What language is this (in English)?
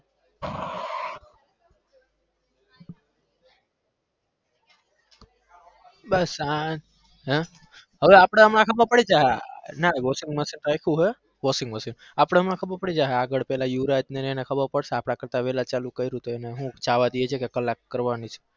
Gujarati